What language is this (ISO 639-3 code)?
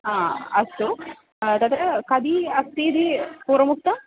san